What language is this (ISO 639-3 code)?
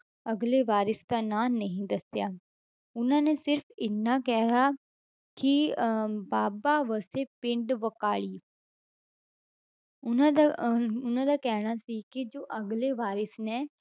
pan